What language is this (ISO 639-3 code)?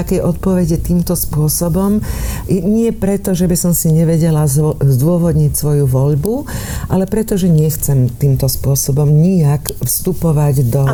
slk